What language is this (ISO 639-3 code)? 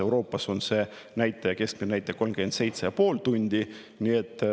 est